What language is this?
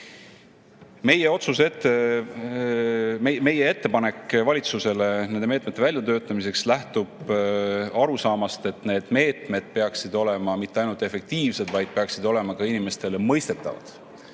Estonian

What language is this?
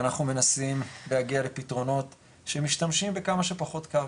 Hebrew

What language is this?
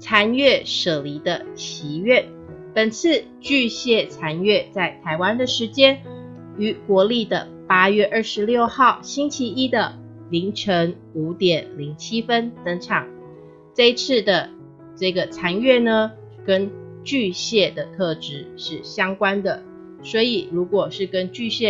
Chinese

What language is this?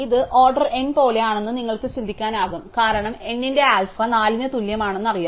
Malayalam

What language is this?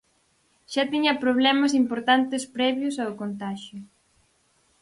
Galician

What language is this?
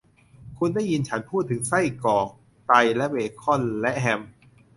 Thai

